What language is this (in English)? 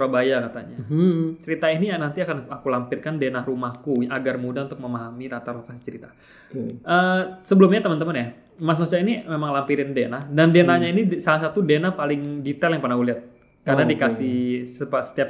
Indonesian